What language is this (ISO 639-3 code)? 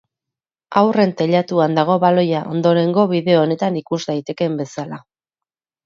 eus